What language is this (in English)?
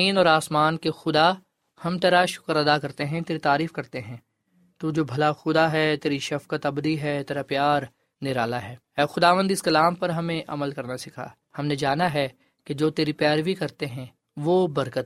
Urdu